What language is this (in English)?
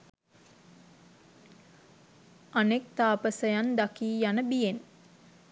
Sinhala